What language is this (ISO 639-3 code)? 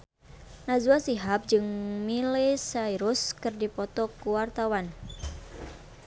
sun